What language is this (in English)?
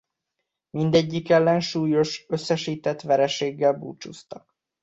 Hungarian